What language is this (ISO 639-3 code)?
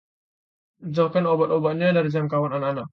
ind